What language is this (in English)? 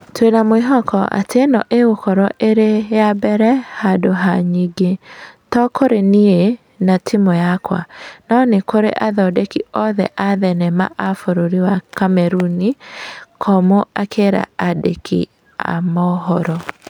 Kikuyu